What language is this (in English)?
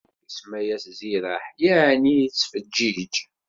Kabyle